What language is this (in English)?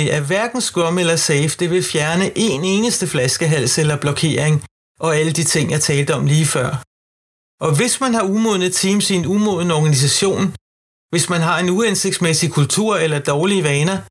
Danish